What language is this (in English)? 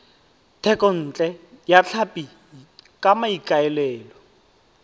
Tswana